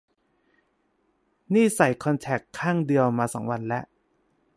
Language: Thai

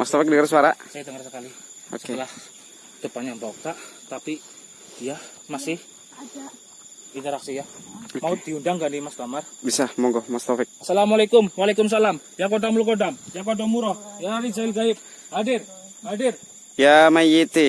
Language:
Indonesian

